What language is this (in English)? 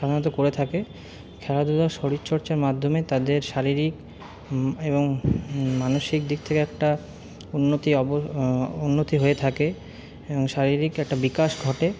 Bangla